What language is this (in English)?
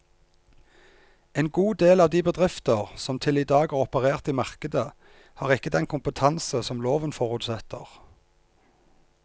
Norwegian